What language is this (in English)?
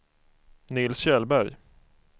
Swedish